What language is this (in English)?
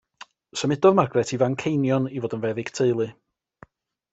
Welsh